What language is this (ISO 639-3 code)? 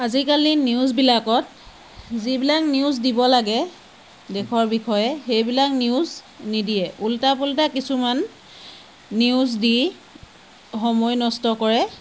asm